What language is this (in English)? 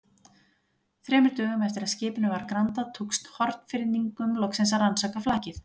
Icelandic